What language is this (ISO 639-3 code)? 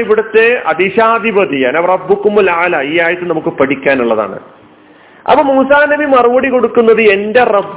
mal